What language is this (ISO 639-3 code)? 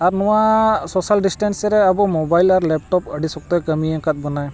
sat